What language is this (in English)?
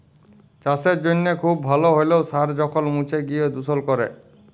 Bangla